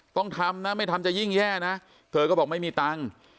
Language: Thai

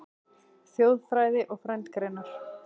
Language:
Icelandic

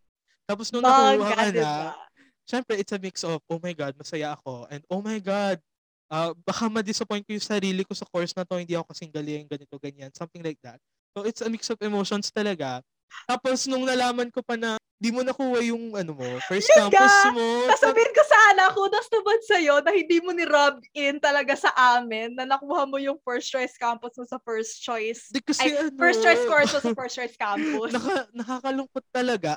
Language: Filipino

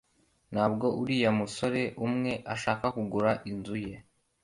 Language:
Kinyarwanda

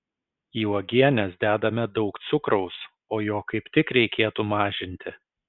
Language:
Lithuanian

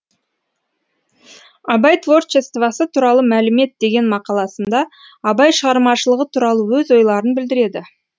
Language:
Kazakh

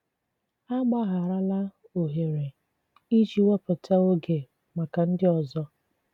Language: Igbo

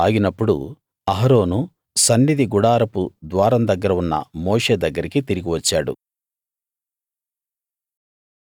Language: Telugu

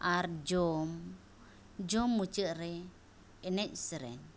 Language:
Santali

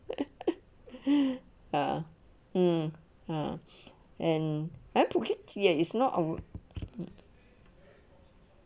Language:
English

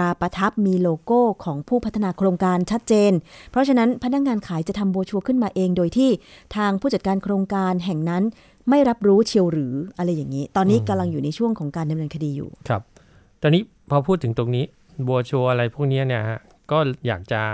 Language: Thai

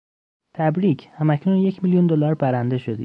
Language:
Persian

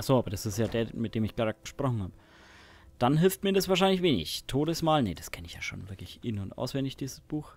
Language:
German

